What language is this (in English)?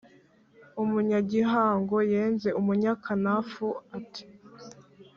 Kinyarwanda